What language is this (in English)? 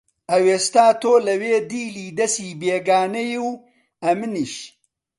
Central Kurdish